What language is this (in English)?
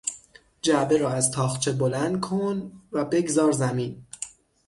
Persian